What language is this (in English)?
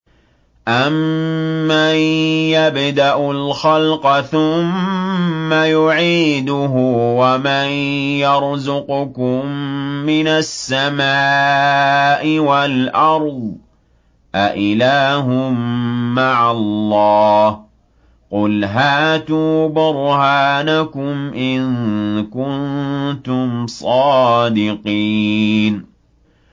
Arabic